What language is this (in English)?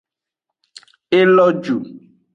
Aja (Benin)